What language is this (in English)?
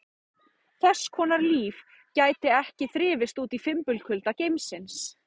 Icelandic